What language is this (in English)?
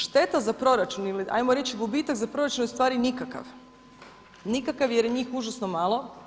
Croatian